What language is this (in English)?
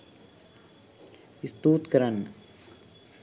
Sinhala